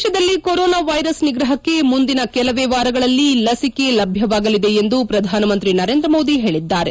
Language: Kannada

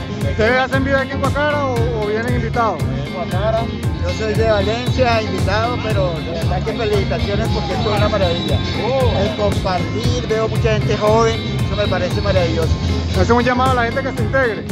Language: Spanish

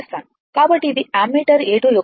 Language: Telugu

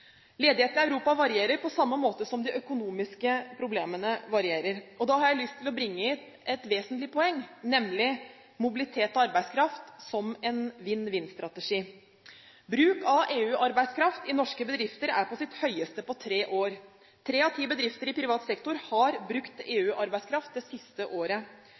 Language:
Norwegian Bokmål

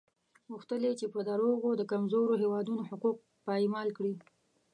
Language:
Pashto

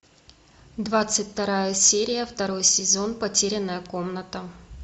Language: Russian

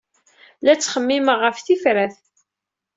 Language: Kabyle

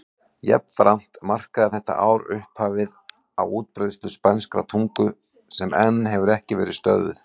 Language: Icelandic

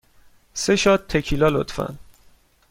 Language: Persian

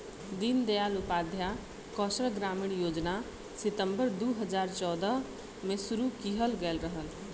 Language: Bhojpuri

